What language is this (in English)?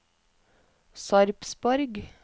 Norwegian